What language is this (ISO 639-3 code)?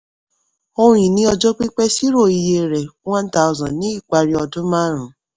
yor